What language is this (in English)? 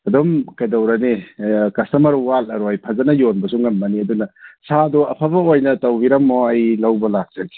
Manipuri